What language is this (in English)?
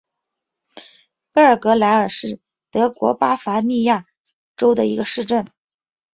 Chinese